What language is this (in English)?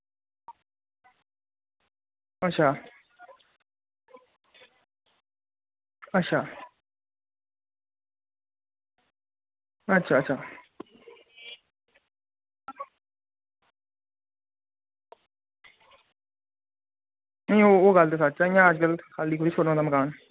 Dogri